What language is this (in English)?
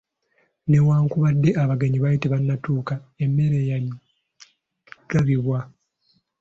Ganda